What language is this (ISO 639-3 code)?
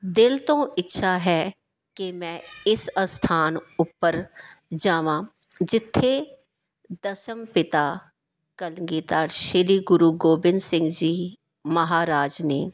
pan